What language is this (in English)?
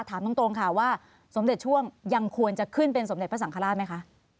Thai